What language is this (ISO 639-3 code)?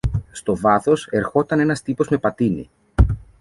ell